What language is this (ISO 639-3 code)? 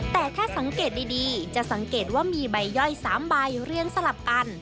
tha